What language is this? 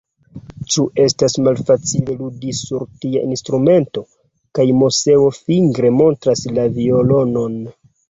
Esperanto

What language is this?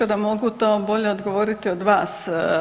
Croatian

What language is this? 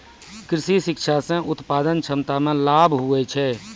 Maithili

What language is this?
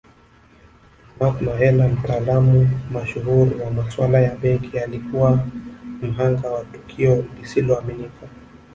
Swahili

